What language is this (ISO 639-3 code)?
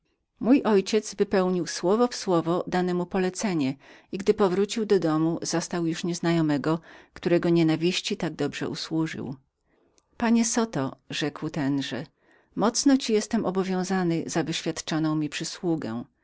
pol